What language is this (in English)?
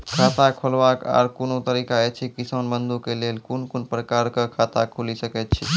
Maithili